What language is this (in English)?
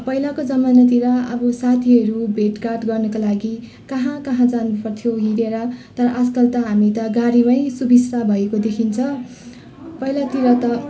Nepali